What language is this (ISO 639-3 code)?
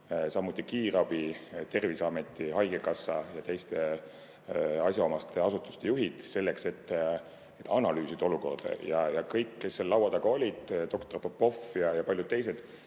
est